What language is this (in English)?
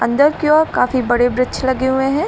Hindi